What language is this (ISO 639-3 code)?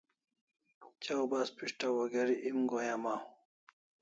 kls